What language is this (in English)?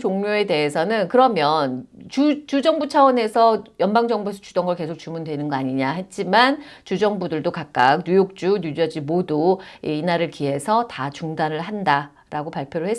Korean